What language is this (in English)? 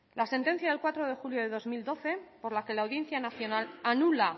Spanish